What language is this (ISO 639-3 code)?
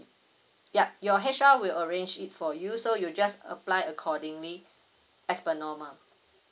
eng